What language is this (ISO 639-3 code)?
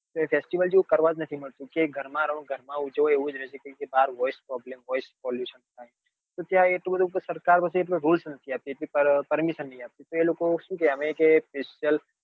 guj